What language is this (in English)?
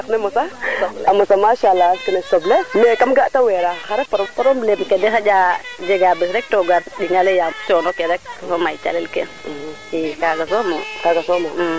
Serer